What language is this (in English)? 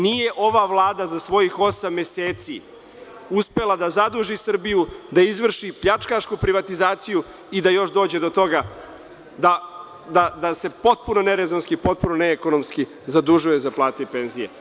Serbian